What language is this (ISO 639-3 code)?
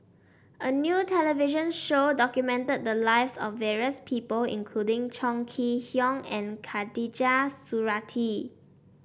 eng